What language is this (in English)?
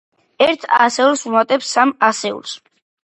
Georgian